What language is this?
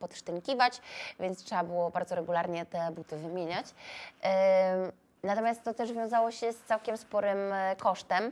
Polish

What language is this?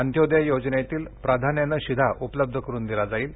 Marathi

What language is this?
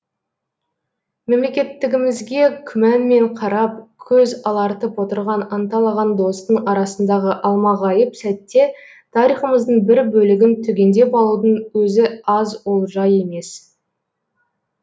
Kazakh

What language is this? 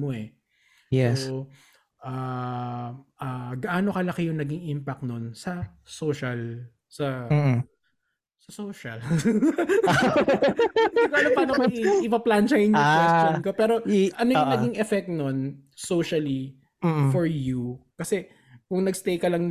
Filipino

